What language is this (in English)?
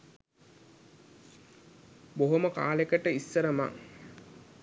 Sinhala